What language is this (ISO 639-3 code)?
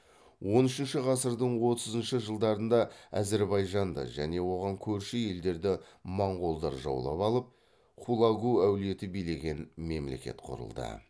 kaz